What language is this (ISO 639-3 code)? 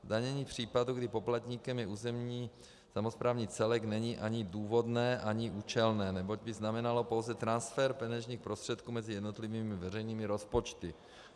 ces